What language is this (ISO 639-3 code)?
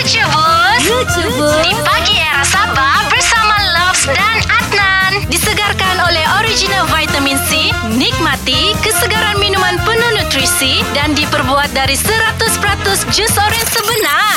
msa